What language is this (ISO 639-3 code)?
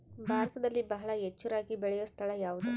kan